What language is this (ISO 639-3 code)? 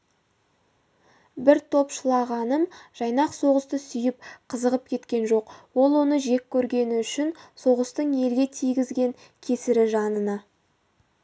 kaz